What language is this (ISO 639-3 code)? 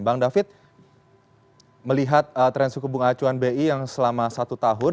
ind